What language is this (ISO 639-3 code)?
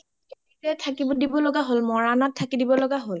asm